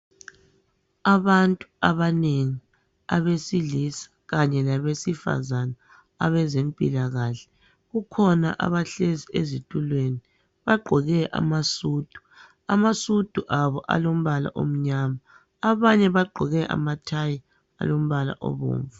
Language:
North Ndebele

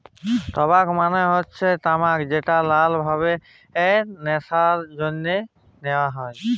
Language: Bangla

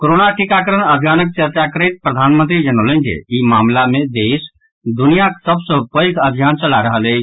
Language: Maithili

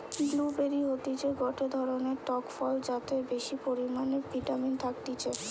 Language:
Bangla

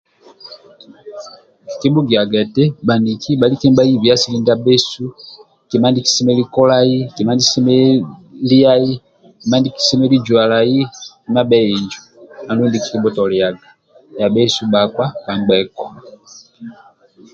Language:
Amba (Uganda)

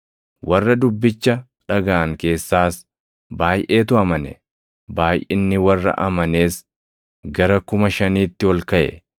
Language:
Oromo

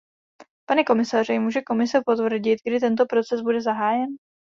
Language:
Czech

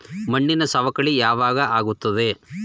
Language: Kannada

